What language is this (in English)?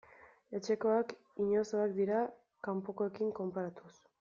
Basque